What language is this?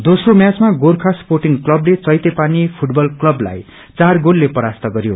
Nepali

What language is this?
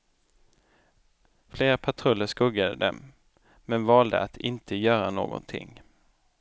Swedish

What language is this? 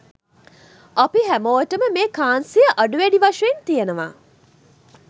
Sinhala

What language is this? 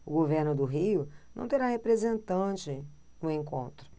Portuguese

